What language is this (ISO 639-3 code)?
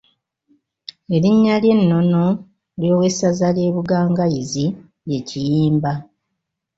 lug